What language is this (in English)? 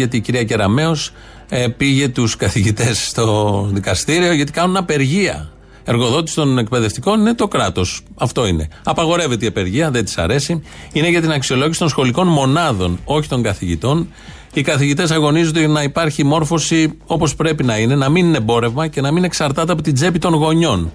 Greek